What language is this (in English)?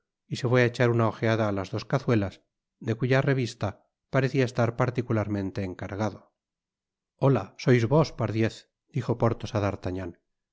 Spanish